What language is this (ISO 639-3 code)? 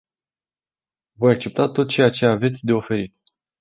ron